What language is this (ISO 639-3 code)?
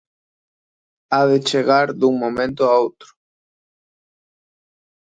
glg